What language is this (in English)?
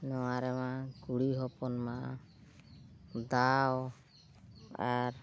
Santali